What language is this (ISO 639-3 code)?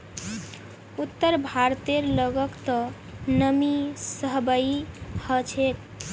mag